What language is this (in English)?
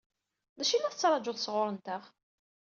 Kabyle